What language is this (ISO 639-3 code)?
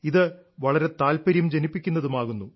mal